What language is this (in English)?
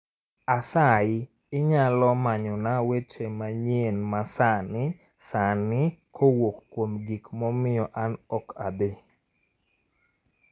Luo (Kenya and Tanzania)